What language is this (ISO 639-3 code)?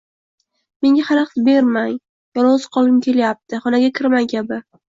uzb